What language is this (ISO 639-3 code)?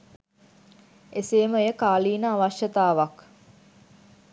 sin